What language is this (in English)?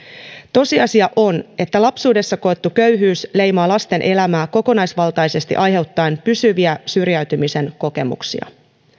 Finnish